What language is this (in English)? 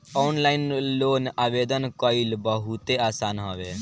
Bhojpuri